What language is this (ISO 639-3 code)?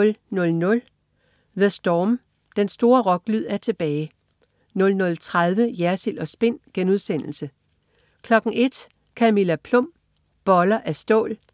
dan